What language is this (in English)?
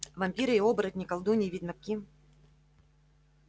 Russian